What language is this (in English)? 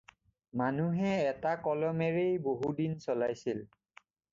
Assamese